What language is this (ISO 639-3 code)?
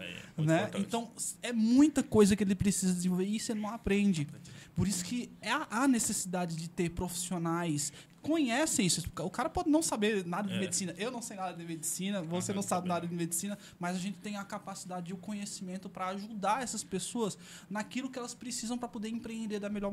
por